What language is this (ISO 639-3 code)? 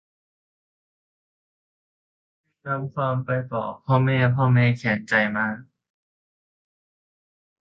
tha